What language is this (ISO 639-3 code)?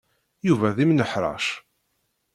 kab